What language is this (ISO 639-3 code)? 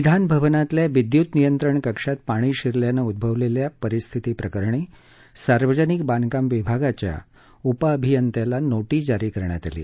mar